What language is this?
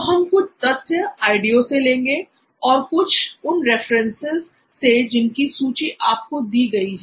Hindi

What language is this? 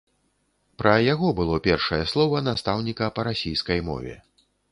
Belarusian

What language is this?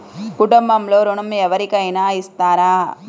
Telugu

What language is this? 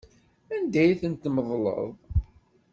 Kabyle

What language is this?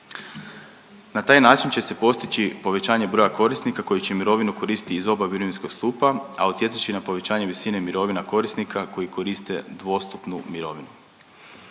Croatian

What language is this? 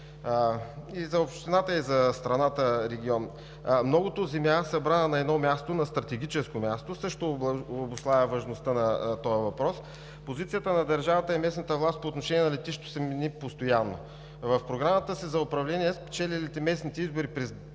Bulgarian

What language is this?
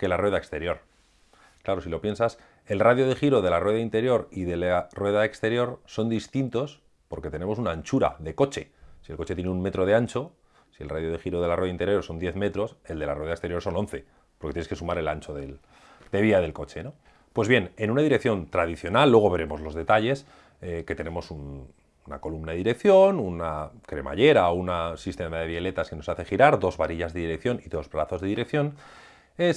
Spanish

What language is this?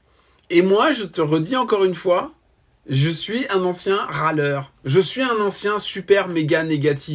French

